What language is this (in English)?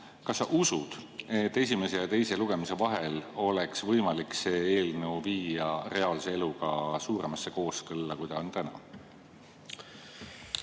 Estonian